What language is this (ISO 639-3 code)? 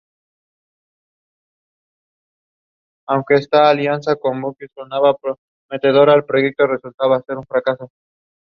eng